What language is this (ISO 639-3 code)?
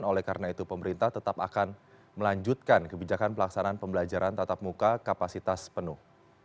ind